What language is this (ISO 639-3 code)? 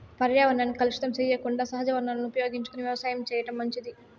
tel